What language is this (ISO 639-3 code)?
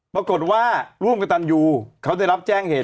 tha